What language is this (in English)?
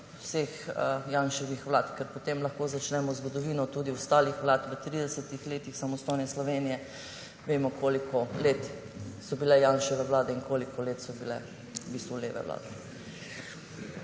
Slovenian